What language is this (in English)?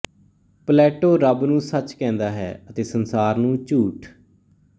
Punjabi